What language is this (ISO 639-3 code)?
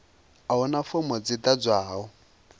ven